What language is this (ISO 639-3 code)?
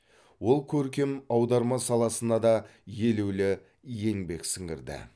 kaz